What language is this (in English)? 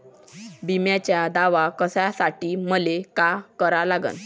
Marathi